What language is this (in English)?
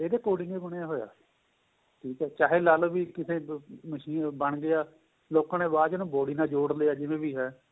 Punjabi